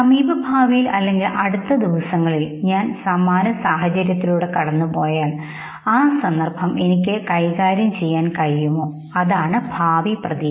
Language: Malayalam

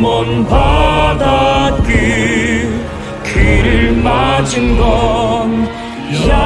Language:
Korean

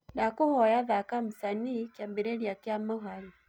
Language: Kikuyu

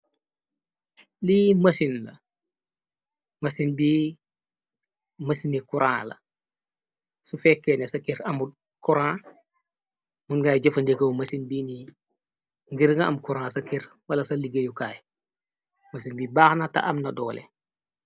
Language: Wolof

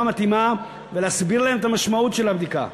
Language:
Hebrew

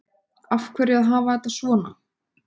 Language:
Icelandic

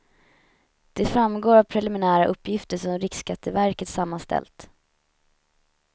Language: Swedish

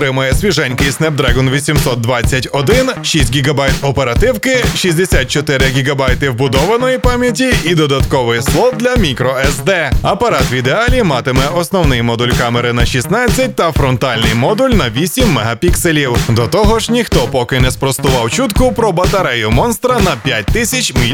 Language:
Ukrainian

